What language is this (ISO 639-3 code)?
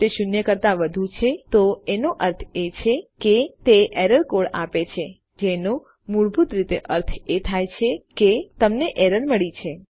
guj